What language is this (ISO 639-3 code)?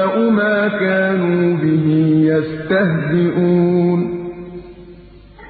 ara